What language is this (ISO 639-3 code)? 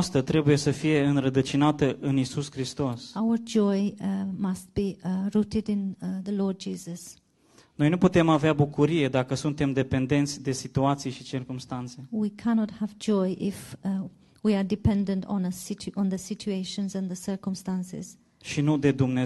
ron